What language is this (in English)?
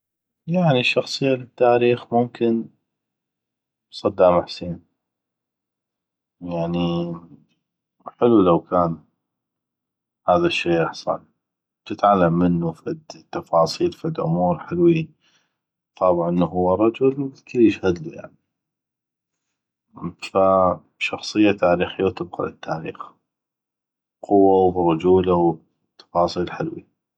North Mesopotamian Arabic